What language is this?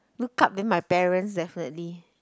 English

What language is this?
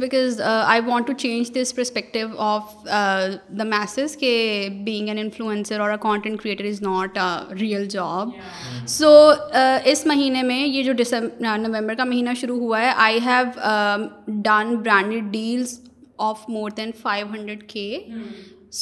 Urdu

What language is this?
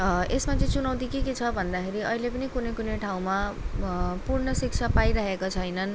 Nepali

